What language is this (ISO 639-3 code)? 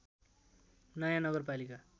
nep